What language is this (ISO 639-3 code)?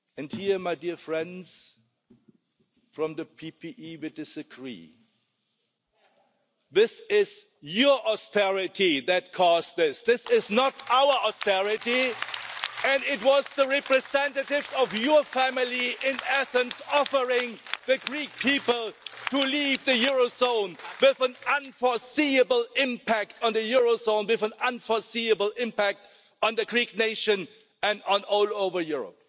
eng